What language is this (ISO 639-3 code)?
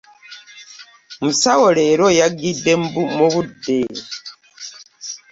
lug